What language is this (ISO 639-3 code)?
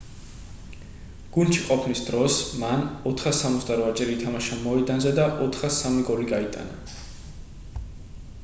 kat